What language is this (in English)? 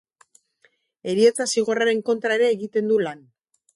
Basque